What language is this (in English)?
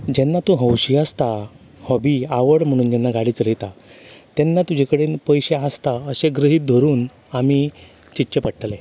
Konkani